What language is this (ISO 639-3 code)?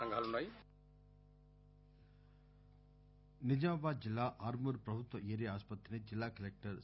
tel